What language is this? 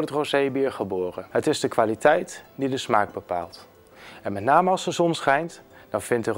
Dutch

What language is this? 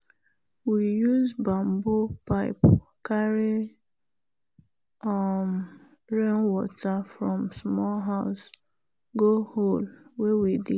Nigerian Pidgin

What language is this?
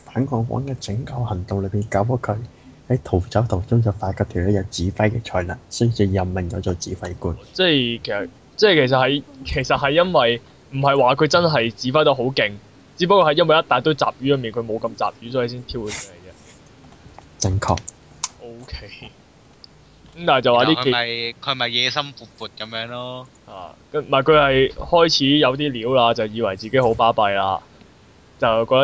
Chinese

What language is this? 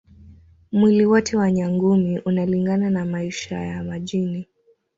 Swahili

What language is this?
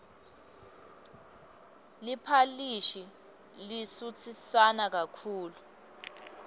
Swati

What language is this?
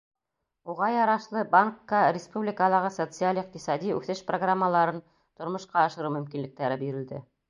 Bashkir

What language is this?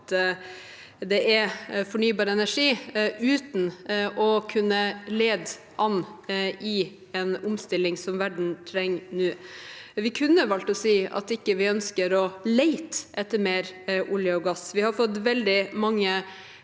Norwegian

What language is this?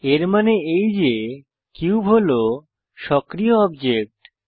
Bangla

